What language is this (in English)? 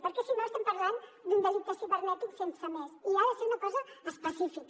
Catalan